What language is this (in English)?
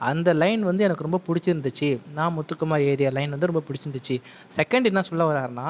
Tamil